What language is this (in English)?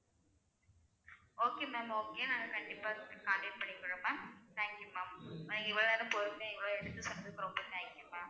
Tamil